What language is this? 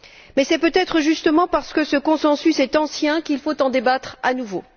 French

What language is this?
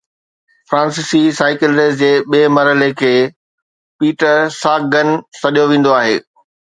Sindhi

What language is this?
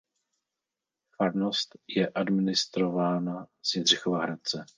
Czech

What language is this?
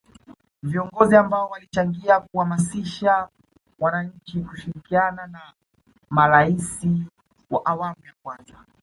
Swahili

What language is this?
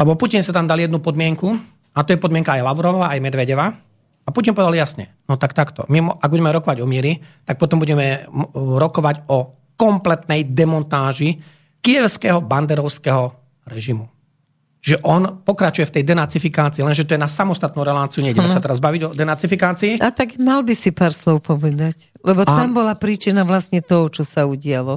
Slovak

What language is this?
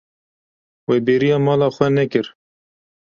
Kurdish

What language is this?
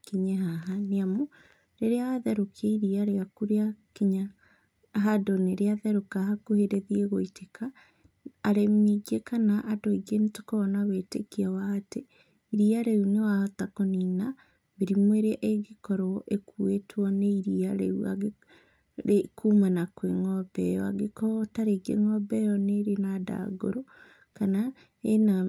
Kikuyu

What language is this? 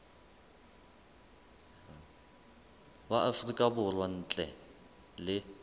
Southern Sotho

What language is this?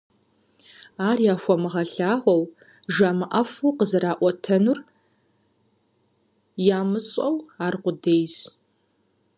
Kabardian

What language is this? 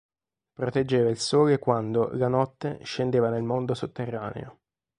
Italian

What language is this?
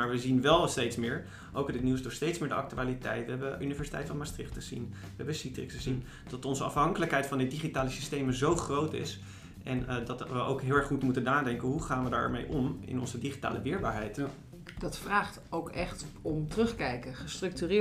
Dutch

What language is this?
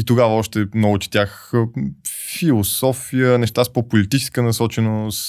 Bulgarian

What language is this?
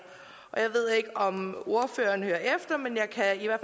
Danish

